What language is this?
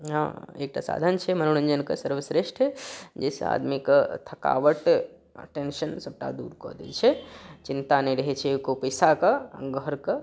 Maithili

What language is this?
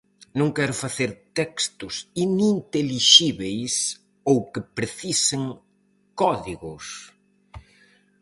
Galician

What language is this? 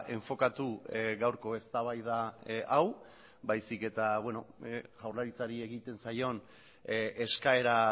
Basque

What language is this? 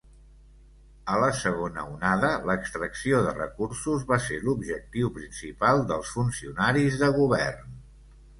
Catalan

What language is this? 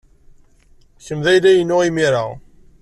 Kabyle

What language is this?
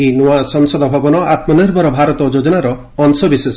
Odia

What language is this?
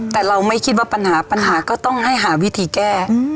Thai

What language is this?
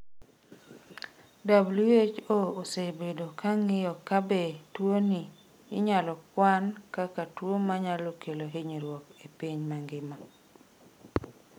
Luo (Kenya and Tanzania)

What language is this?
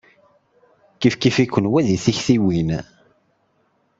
Kabyle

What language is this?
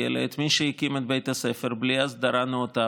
Hebrew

